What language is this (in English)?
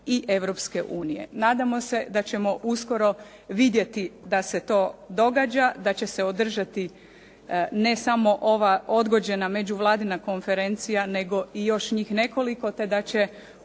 Croatian